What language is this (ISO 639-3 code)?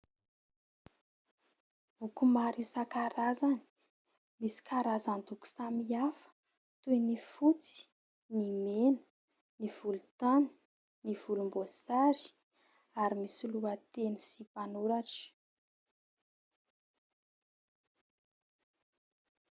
mlg